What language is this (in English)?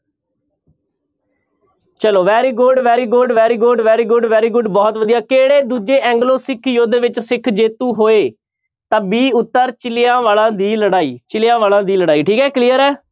Punjabi